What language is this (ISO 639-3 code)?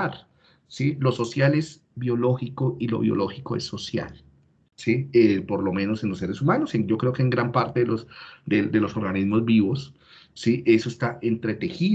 spa